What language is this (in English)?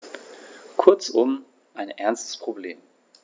German